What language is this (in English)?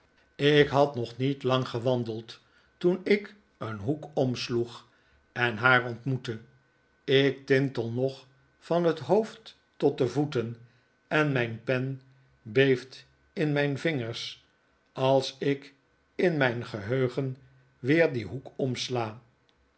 Dutch